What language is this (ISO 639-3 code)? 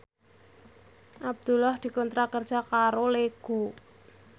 jav